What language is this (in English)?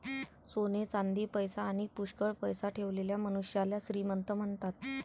Marathi